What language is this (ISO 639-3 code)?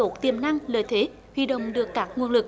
vie